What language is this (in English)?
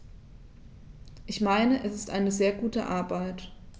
German